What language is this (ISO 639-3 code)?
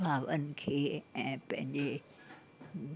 snd